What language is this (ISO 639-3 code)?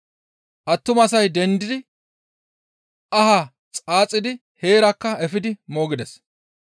gmv